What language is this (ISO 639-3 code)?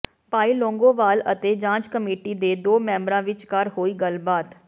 pan